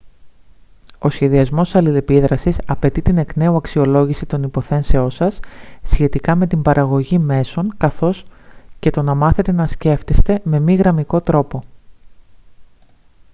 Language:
Greek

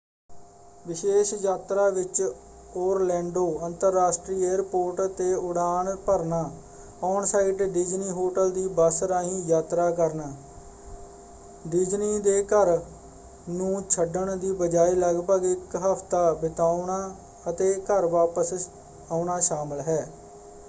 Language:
Punjabi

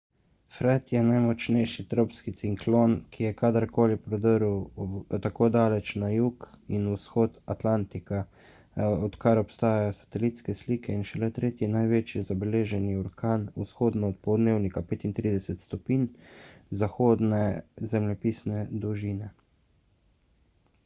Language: Slovenian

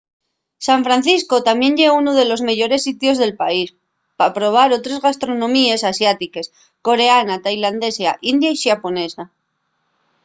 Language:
Asturian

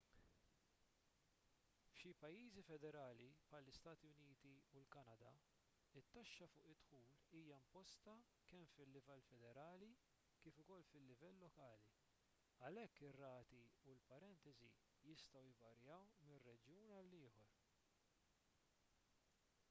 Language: Maltese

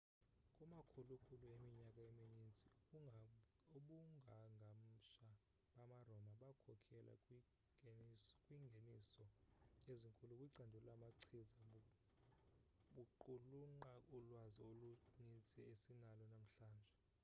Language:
Xhosa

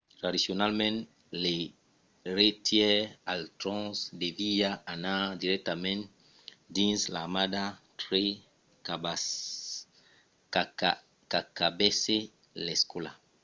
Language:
Occitan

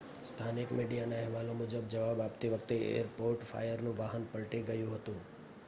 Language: Gujarati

